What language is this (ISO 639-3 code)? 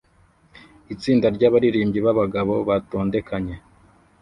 kin